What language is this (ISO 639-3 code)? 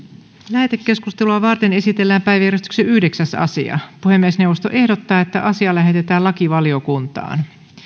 fin